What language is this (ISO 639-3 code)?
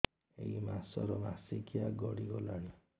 ori